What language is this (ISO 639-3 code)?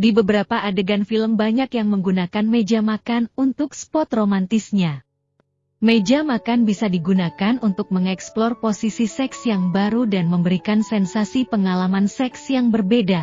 ind